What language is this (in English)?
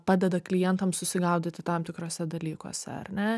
Lithuanian